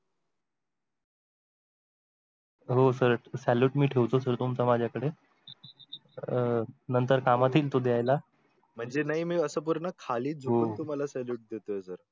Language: Marathi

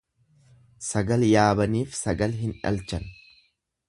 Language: Oromo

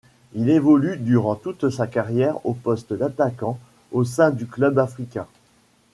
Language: French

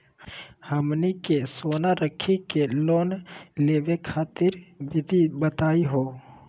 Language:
Magahi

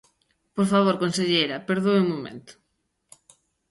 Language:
Galician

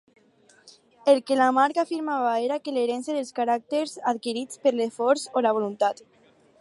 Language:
Catalan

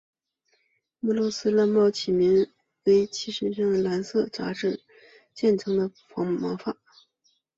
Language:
Chinese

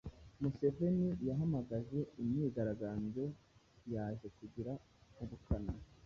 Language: Kinyarwanda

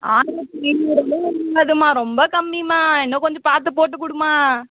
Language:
Tamil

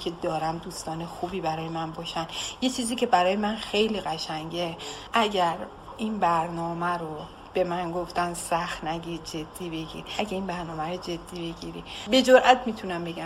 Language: Persian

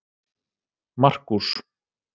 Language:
Icelandic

